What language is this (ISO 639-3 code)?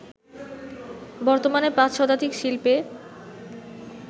ben